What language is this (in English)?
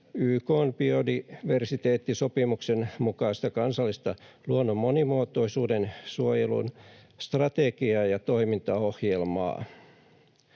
Finnish